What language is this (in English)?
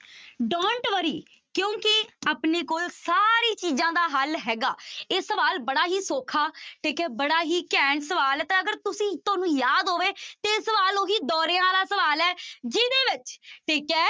Punjabi